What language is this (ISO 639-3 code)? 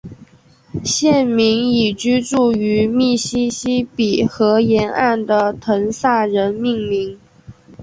zho